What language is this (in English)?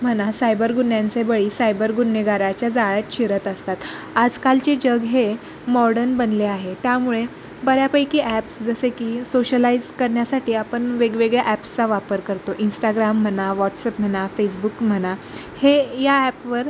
Marathi